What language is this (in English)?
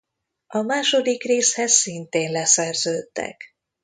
Hungarian